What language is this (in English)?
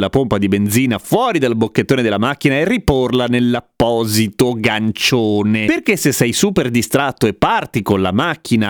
Italian